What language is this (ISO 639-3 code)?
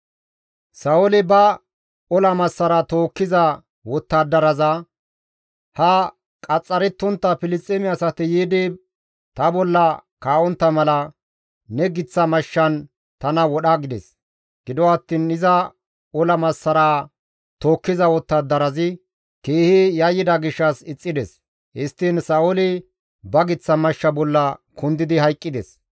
gmv